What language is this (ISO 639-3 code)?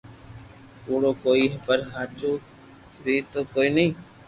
lrk